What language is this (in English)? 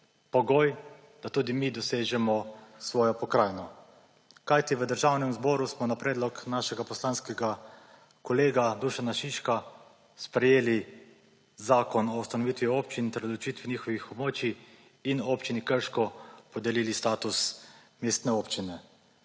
Slovenian